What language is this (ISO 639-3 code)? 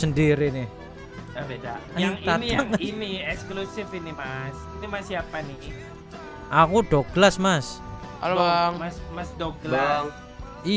ind